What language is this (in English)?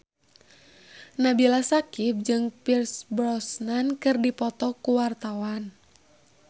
Sundanese